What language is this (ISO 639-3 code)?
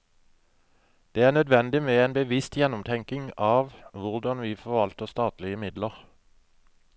nor